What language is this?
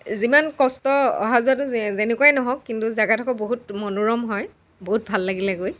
Assamese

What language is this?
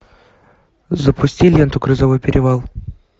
Russian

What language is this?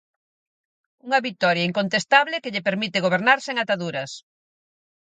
Galician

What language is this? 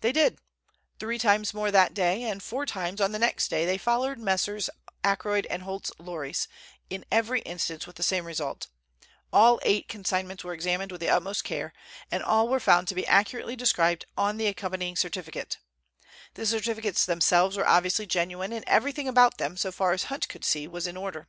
English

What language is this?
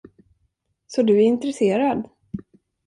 Swedish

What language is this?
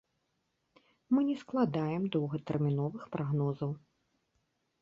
Belarusian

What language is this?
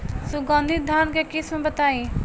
Bhojpuri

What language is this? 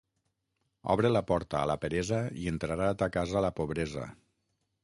Catalan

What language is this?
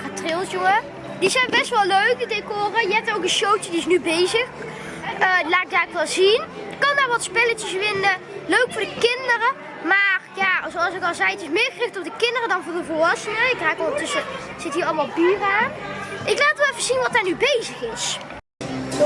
Dutch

